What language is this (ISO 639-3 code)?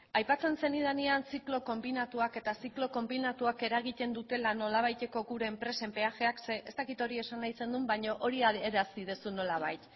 eus